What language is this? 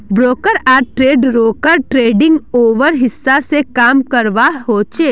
Magahi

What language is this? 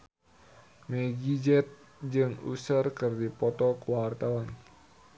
Sundanese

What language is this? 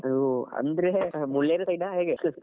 Kannada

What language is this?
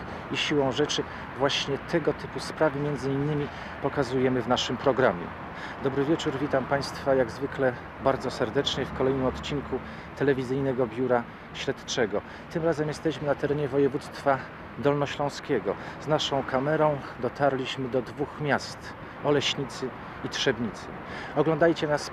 Polish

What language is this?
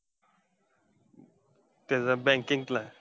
Marathi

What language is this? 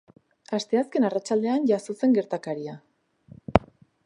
Basque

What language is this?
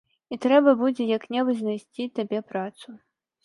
Belarusian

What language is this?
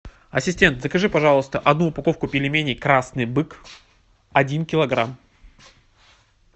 Russian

